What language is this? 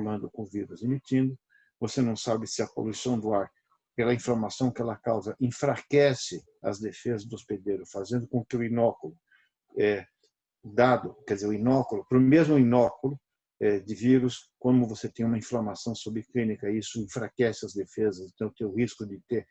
Portuguese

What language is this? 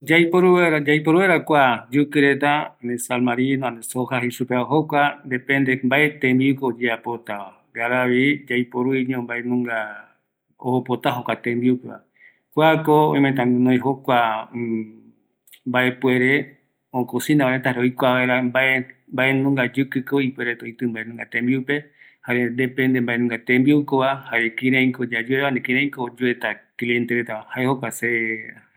Eastern Bolivian Guaraní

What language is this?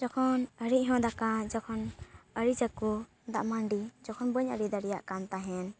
Santali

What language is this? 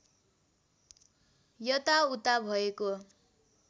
Nepali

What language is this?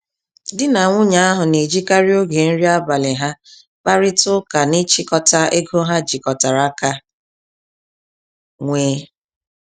Igbo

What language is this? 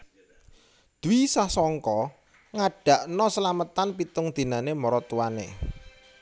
Javanese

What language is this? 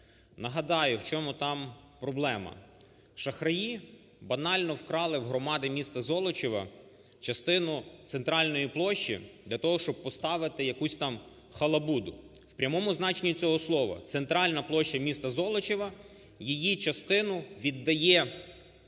Ukrainian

